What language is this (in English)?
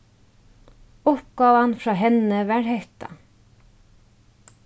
Faroese